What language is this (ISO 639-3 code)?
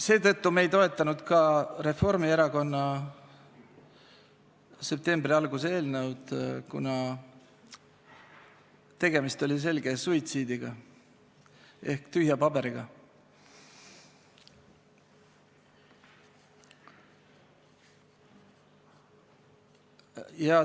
est